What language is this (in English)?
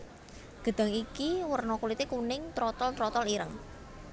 Javanese